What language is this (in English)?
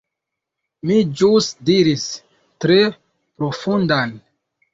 Esperanto